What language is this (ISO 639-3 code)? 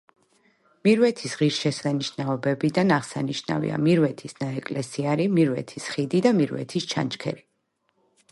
kat